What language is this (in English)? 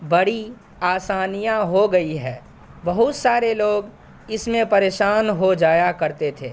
Urdu